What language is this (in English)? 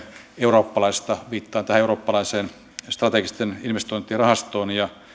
Finnish